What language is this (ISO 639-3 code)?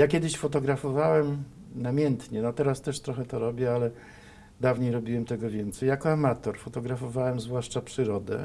pol